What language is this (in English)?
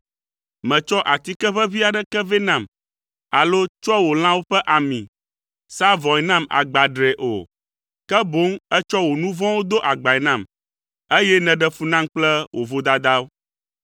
Ewe